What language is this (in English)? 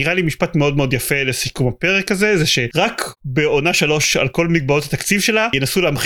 Hebrew